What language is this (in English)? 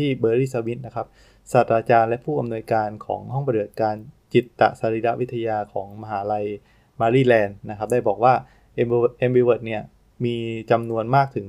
Thai